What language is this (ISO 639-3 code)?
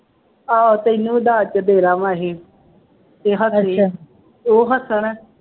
pan